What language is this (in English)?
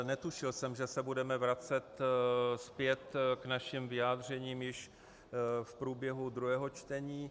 Czech